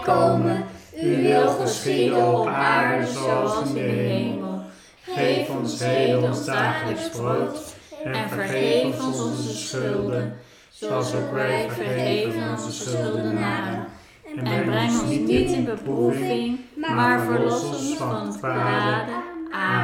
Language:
Dutch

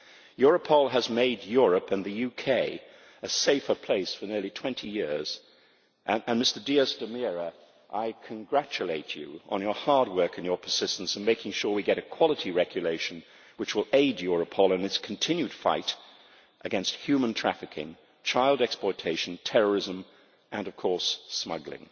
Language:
English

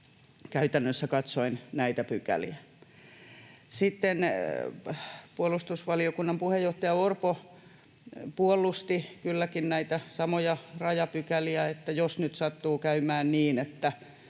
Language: Finnish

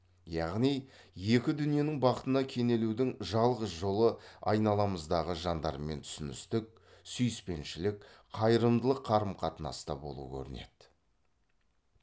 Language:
Kazakh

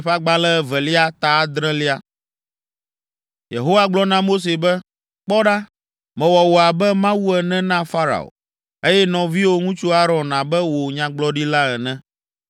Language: Ewe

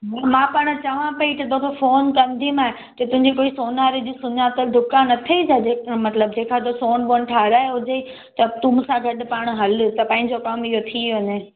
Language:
Sindhi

